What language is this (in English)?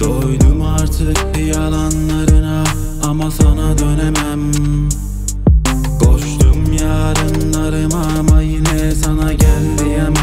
Vietnamese